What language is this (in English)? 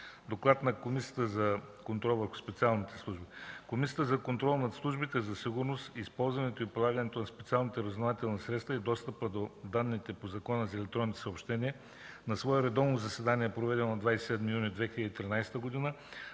Bulgarian